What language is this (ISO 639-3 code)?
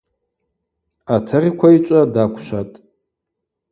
abq